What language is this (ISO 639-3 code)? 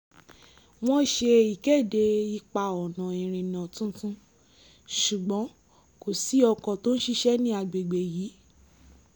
yor